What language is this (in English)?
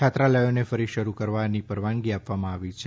Gujarati